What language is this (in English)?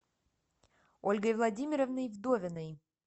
Russian